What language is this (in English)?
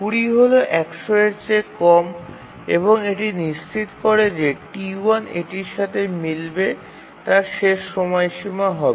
Bangla